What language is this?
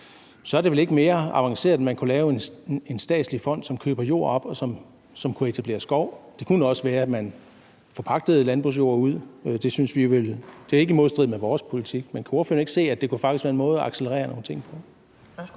Danish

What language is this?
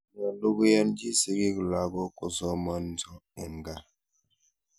Kalenjin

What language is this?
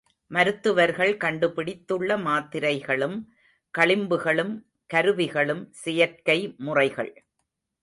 Tamil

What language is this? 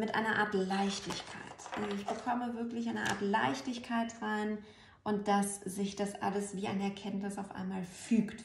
German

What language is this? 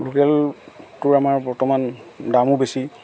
Assamese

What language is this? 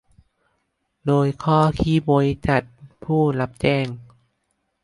Thai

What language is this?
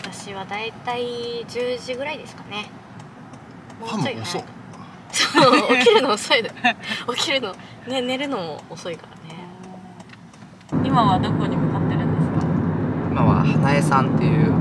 Japanese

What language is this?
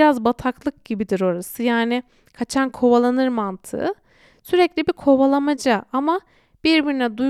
Turkish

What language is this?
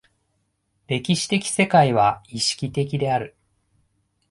Japanese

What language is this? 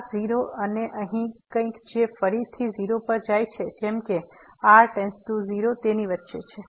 Gujarati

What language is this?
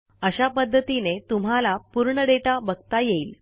Marathi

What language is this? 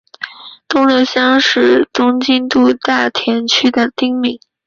Chinese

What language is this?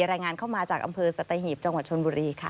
Thai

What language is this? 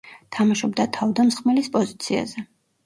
Georgian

